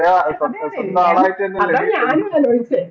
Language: Malayalam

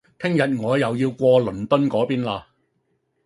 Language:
Cantonese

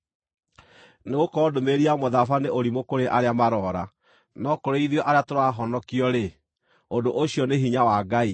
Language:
Kikuyu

